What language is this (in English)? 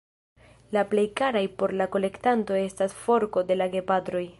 Esperanto